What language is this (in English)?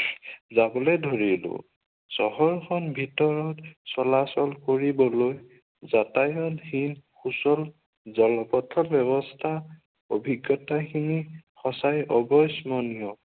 Assamese